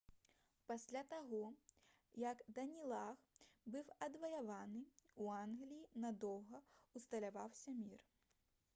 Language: Belarusian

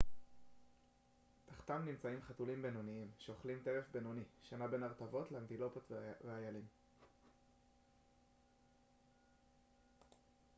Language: Hebrew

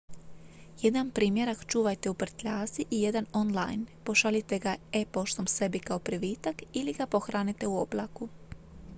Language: Croatian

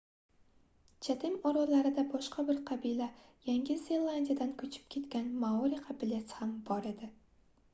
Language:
Uzbek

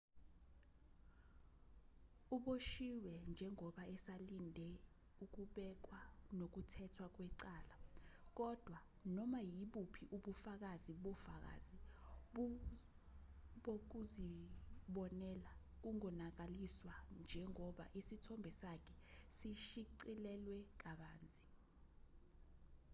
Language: Zulu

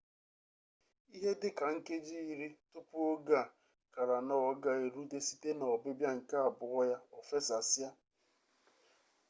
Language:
Igbo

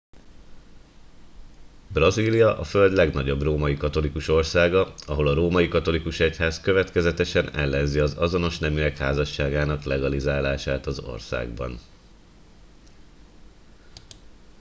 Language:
Hungarian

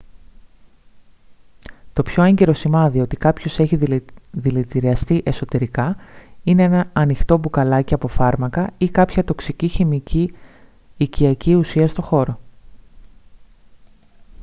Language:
Greek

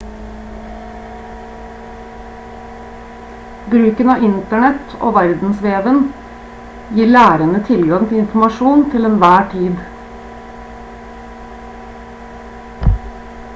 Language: Norwegian Bokmål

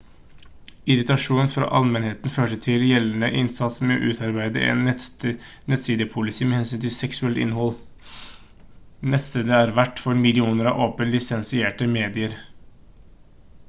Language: Norwegian Bokmål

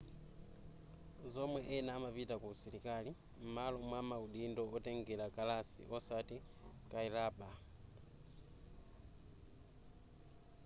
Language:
Nyanja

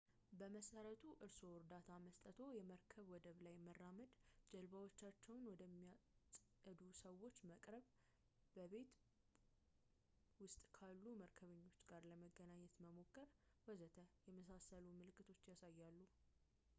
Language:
Amharic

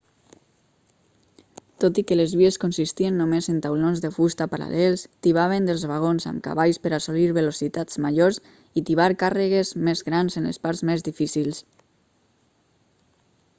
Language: Catalan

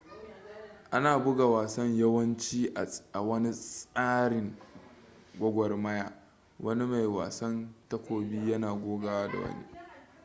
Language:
Hausa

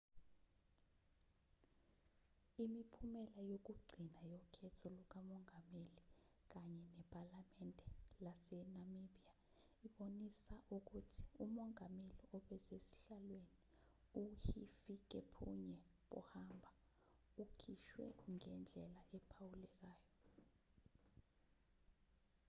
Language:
Zulu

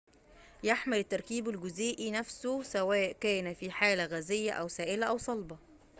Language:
Arabic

